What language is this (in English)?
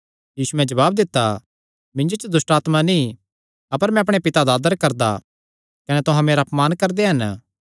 Kangri